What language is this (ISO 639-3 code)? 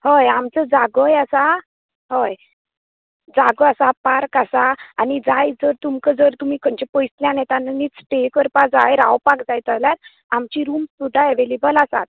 kok